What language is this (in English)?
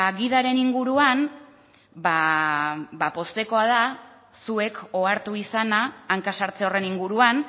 Basque